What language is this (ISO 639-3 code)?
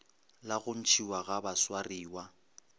nso